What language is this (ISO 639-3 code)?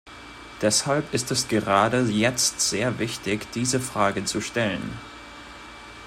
deu